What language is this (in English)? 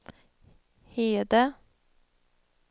Swedish